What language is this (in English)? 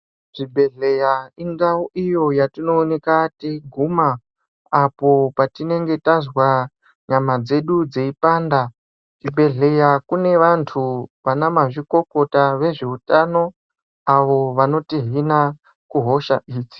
Ndau